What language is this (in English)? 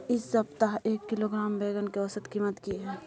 Maithili